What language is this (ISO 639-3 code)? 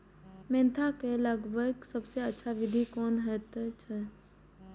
mai